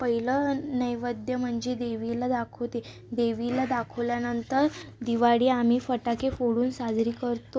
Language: Marathi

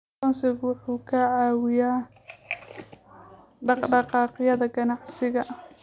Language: Somali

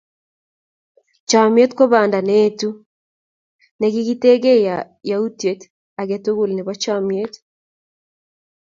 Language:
Kalenjin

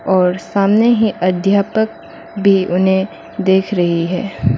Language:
Hindi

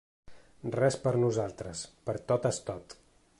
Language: Catalan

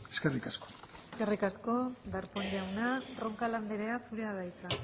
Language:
Basque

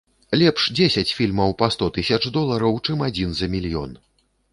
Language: Belarusian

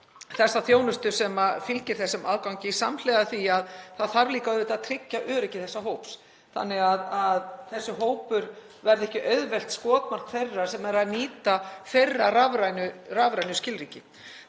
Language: Icelandic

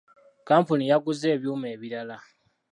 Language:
Ganda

